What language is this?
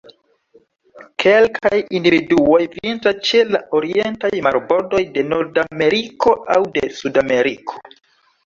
Esperanto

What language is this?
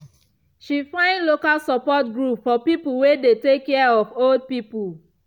Nigerian Pidgin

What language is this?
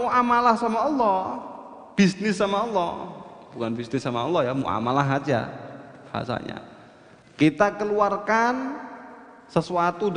Indonesian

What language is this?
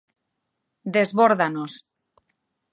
Galician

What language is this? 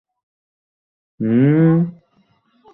Bangla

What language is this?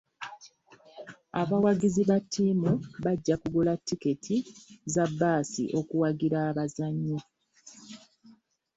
Ganda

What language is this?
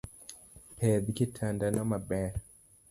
Luo (Kenya and Tanzania)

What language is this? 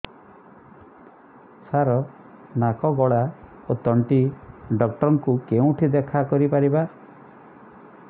Odia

